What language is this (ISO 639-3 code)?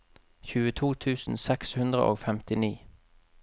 nor